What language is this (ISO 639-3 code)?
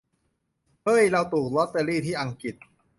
tha